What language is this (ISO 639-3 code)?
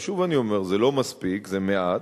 heb